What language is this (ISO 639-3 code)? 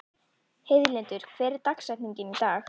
isl